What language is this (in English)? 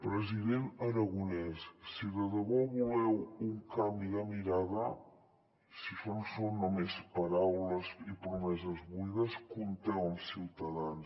Catalan